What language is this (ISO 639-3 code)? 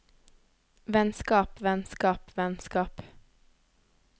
nor